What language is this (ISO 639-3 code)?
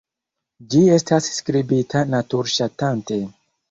epo